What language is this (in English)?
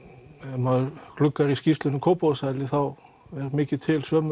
Icelandic